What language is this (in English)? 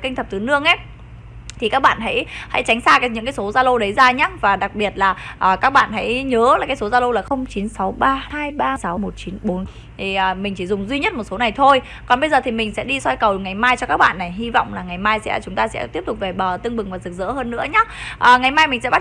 Vietnamese